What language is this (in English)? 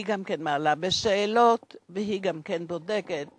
Hebrew